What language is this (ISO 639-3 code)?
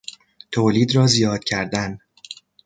fas